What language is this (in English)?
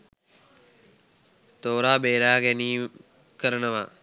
Sinhala